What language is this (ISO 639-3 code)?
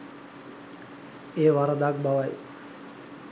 sin